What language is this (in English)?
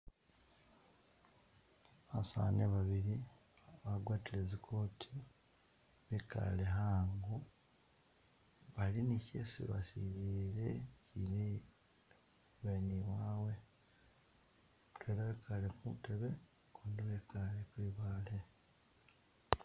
Masaaba